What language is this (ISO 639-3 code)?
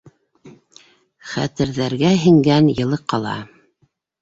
bak